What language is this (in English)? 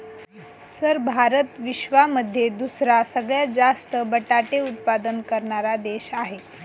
Marathi